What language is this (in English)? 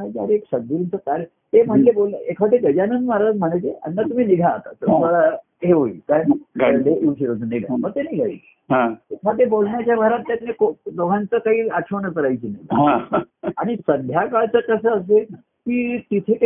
Marathi